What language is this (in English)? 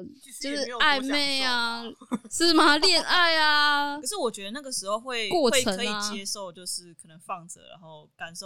Chinese